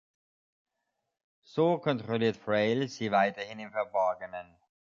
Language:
German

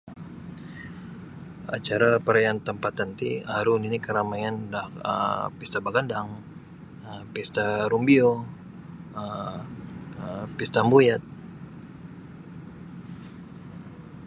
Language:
Sabah Bisaya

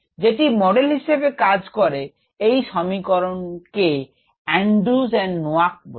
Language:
Bangla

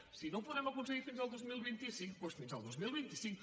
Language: Catalan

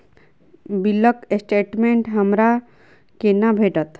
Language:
Maithili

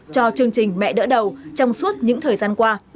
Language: Vietnamese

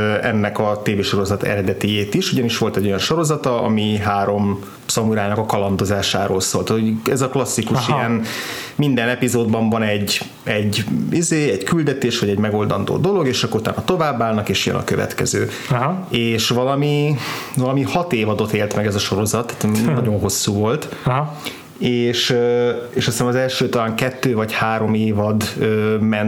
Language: Hungarian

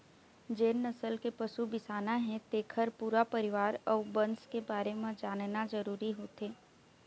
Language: Chhattisgarhi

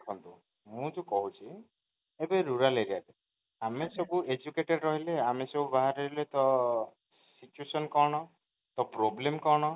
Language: Odia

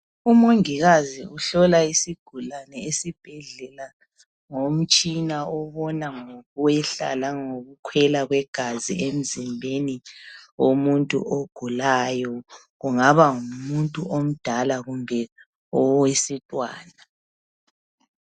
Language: North Ndebele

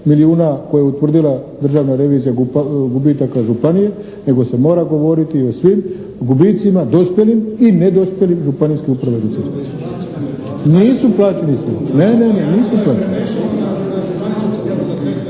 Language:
Croatian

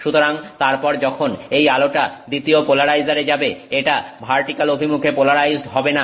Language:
Bangla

